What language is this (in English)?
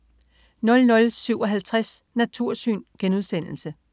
Danish